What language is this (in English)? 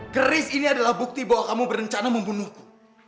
Indonesian